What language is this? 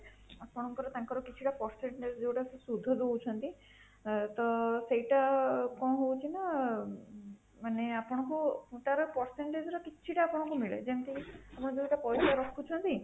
Odia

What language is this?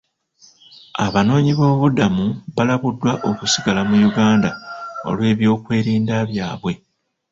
Ganda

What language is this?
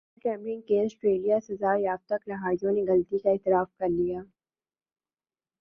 Urdu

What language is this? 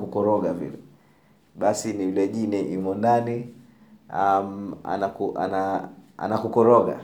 Swahili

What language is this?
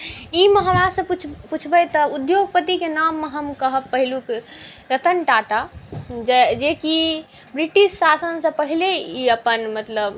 Maithili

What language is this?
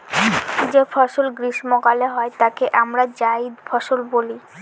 Bangla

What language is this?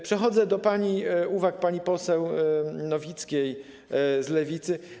Polish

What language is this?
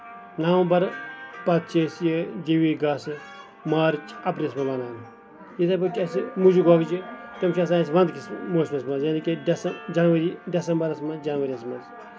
Kashmiri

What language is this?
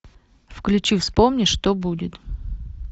Russian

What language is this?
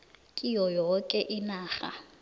South Ndebele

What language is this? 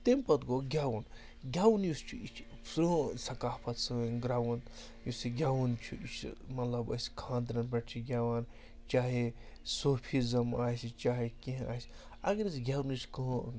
Kashmiri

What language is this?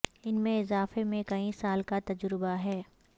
Urdu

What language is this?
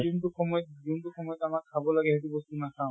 Assamese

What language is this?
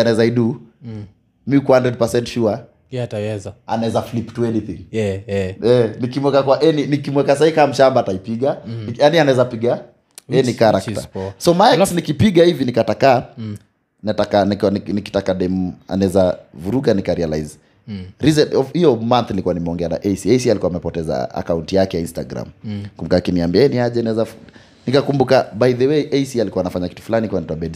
Swahili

